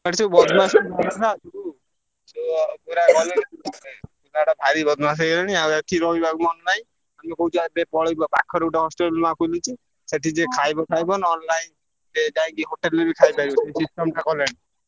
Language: Odia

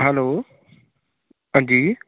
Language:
Dogri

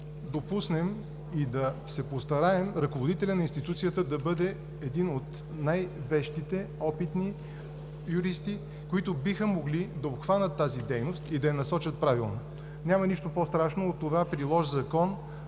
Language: Bulgarian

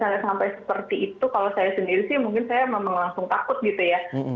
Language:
Indonesian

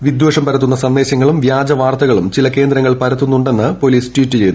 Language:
Malayalam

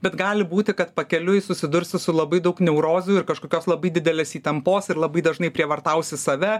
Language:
Lithuanian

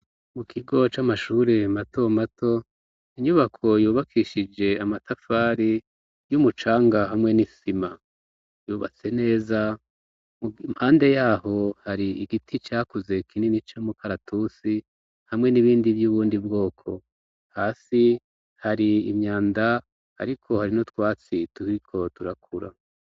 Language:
Rundi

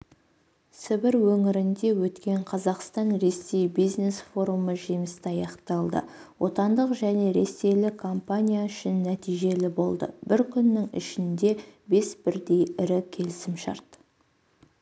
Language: Kazakh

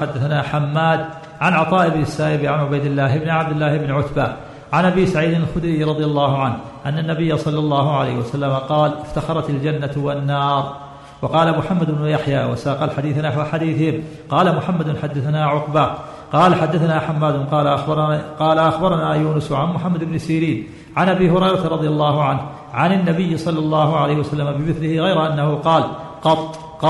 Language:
Arabic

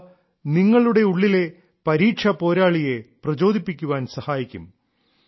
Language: Malayalam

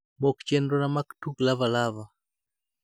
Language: Luo (Kenya and Tanzania)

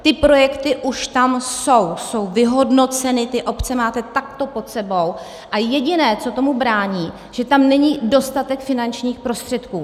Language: Czech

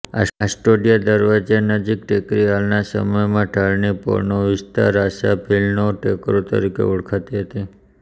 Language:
Gujarati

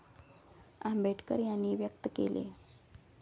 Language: Marathi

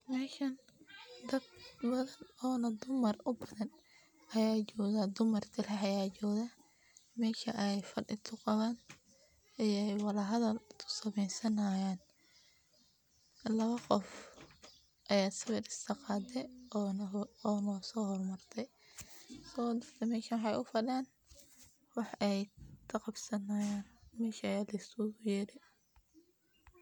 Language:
Somali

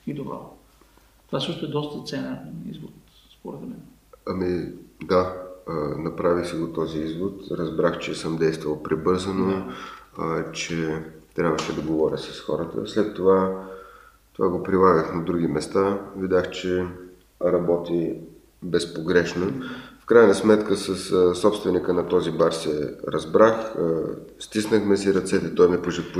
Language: Bulgarian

